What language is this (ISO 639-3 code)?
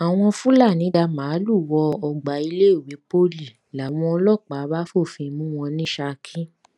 yor